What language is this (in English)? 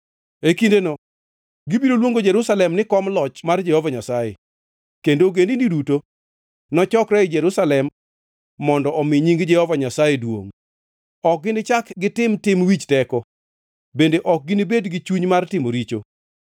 Luo (Kenya and Tanzania)